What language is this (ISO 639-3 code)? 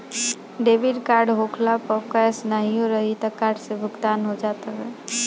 bho